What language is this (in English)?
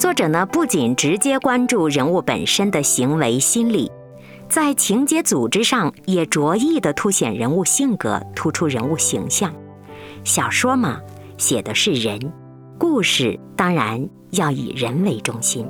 Chinese